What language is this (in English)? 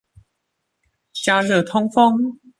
Chinese